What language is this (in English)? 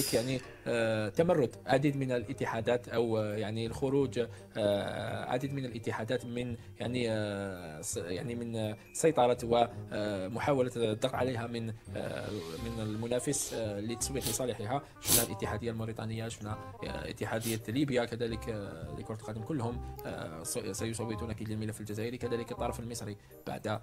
Arabic